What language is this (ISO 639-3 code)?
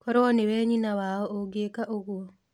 kik